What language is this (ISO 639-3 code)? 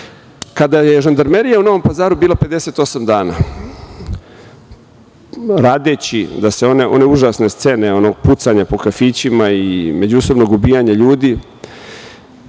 srp